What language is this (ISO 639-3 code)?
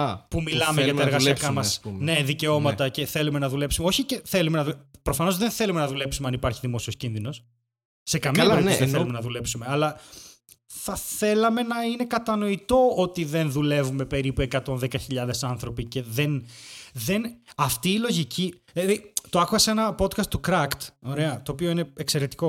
ell